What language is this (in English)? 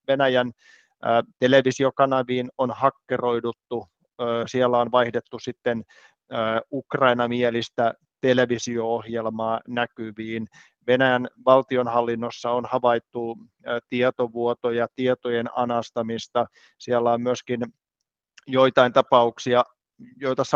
Finnish